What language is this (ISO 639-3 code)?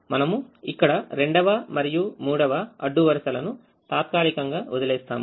tel